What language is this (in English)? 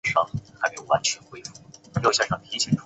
Chinese